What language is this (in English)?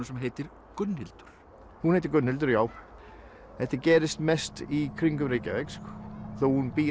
Icelandic